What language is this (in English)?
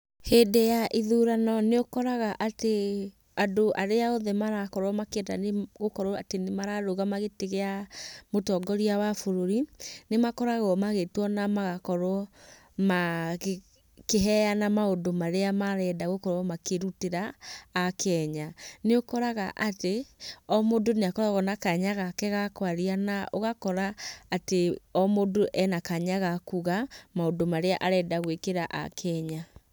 Kikuyu